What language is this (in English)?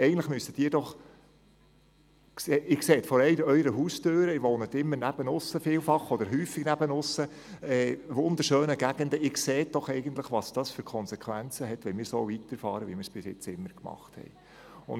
Swiss German